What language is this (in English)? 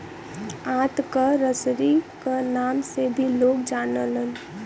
Bhojpuri